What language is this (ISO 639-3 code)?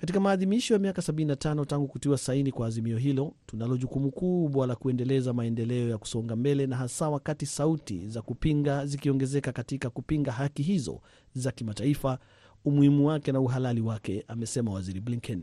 swa